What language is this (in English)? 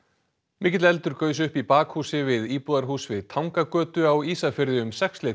Icelandic